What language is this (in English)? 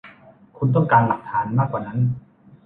Thai